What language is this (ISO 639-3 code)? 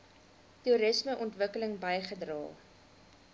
afr